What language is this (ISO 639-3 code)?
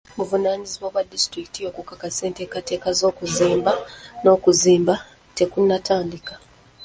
lug